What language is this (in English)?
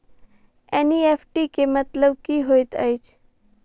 Maithili